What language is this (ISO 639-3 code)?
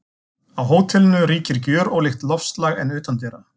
isl